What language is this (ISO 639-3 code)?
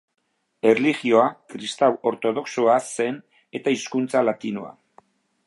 eus